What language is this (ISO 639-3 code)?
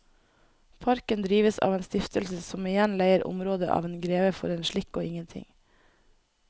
nor